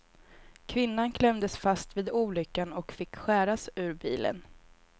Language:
Swedish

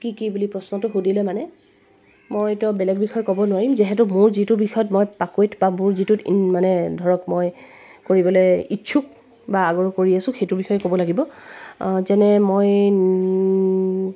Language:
Assamese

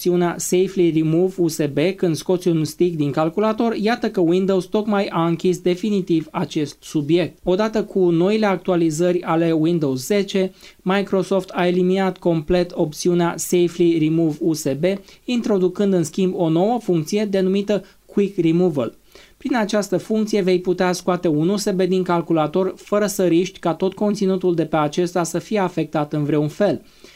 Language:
Romanian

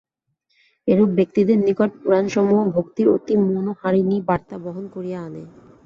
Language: Bangla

